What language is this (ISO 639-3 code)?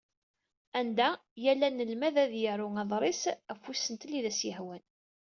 kab